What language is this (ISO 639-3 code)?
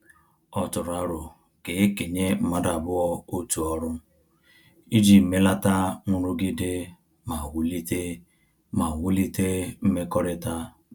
ibo